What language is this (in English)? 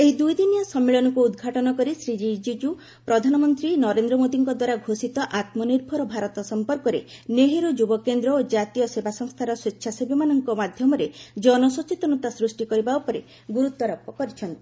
Odia